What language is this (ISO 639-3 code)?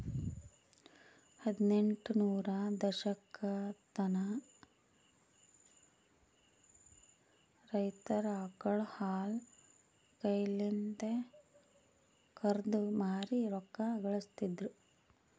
kan